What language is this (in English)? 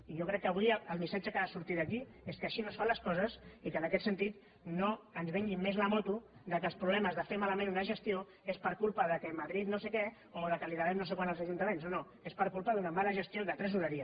Catalan